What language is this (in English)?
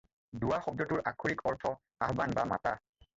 Assamese